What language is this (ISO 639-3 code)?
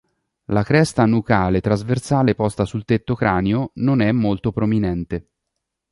ita